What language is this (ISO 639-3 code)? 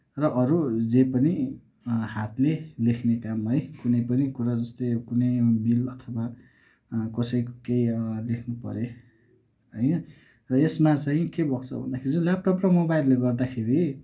nep